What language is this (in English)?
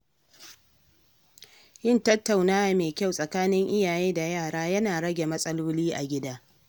Hausa